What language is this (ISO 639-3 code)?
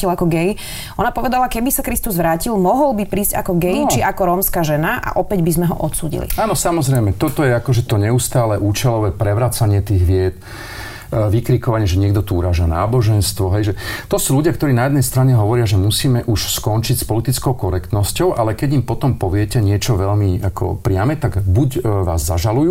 slk